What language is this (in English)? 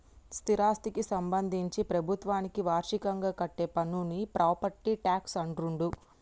Telugu